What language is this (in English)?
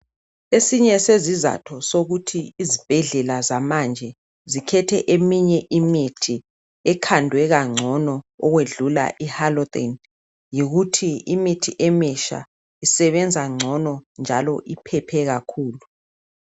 North Ndebele